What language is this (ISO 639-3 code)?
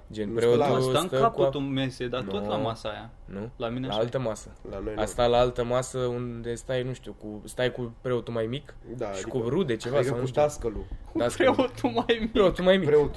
ron